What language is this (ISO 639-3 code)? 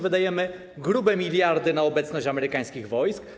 pol